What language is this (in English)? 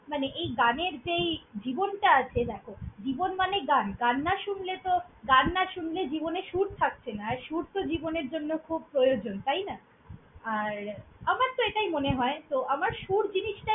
Bangla